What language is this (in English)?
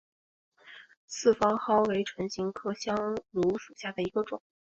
Chinese